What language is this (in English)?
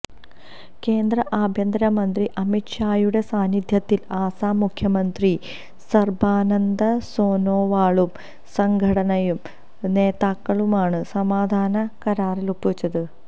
Malayalam